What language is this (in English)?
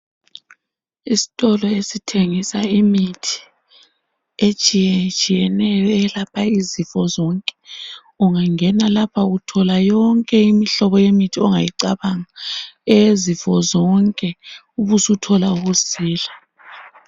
North Ndebele